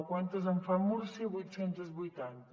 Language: Catalan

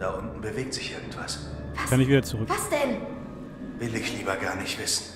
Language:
German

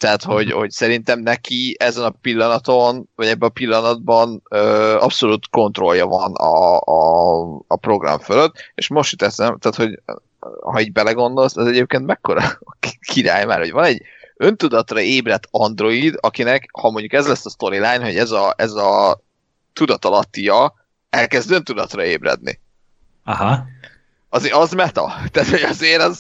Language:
Hungarian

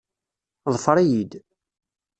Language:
Kabyle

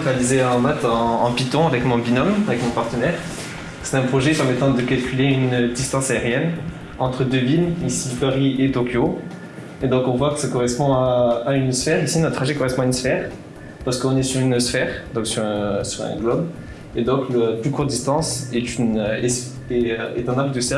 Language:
French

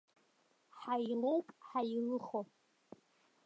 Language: Abkhazian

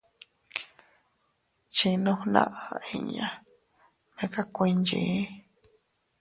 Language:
Teutila Cuicatec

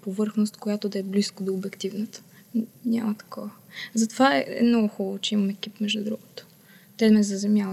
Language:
Bulgarian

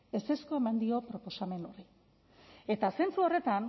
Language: Basque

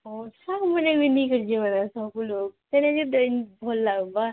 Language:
Odia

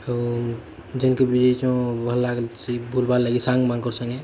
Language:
Odia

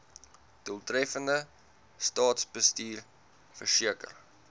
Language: Afrikaans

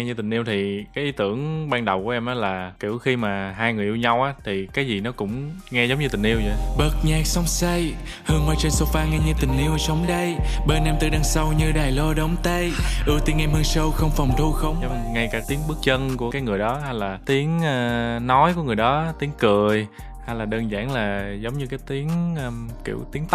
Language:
Vietnamese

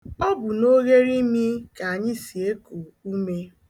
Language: Igbo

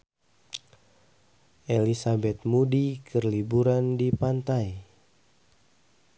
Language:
Sundanese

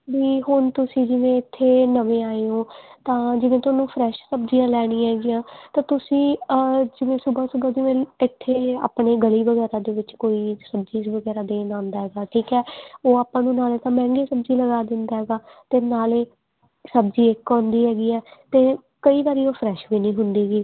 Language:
Punjabi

